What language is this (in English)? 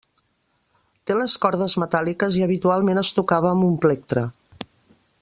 Catalan